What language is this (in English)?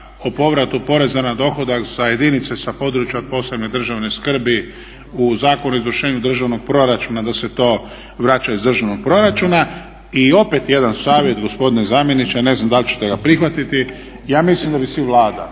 Croatian